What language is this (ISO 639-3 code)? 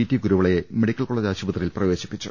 mal